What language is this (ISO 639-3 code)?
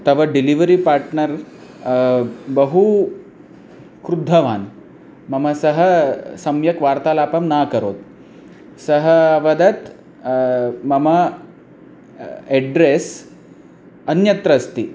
san